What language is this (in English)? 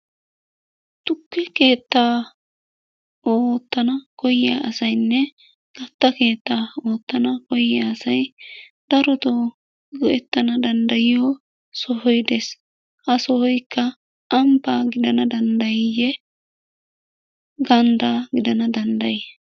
Wolaytta